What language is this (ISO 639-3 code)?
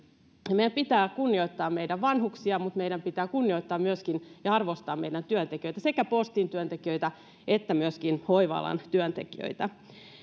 fin